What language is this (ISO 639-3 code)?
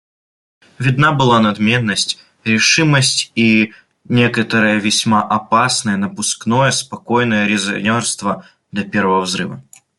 rus